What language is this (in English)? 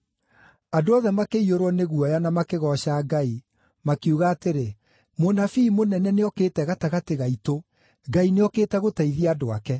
Kikuyu